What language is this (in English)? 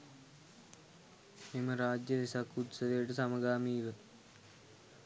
Sinhala